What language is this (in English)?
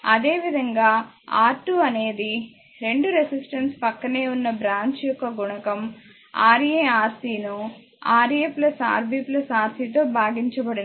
Telugu